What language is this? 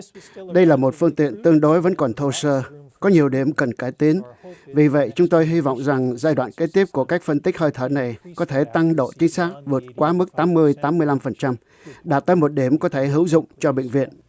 Vietnamese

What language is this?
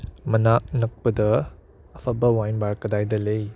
Manipuri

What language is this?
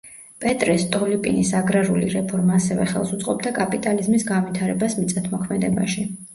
Georgian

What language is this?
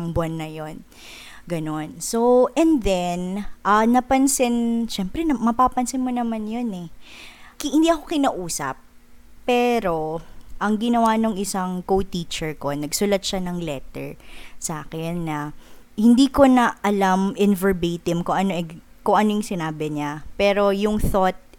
Filipino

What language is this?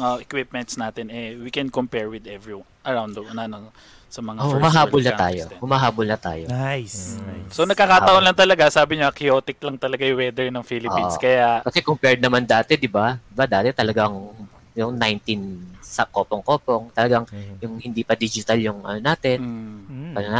Filipino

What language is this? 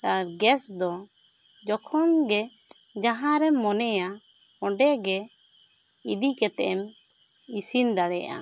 Santali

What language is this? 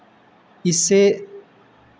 Hindi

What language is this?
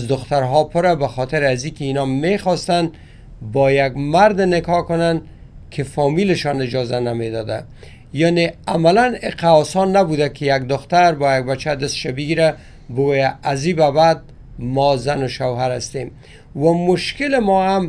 Persian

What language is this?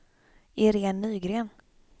Swedish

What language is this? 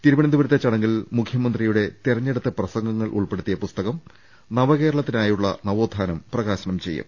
Malayalam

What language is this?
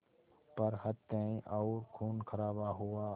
Hindi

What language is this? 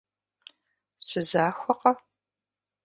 Kabardian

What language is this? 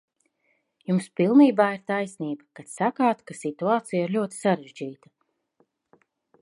Latvian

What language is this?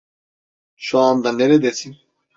Turkish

